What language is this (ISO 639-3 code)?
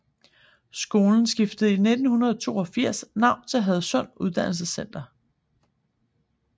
dan